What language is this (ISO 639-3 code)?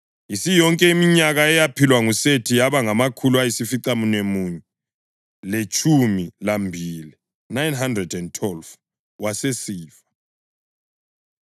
nde